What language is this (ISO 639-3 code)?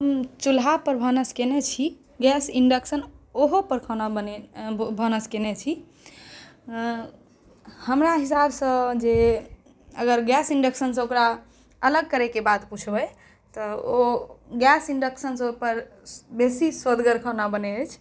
mai